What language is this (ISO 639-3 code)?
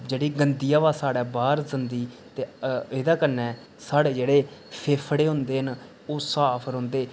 doi